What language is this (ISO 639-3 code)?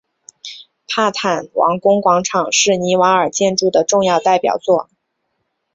zho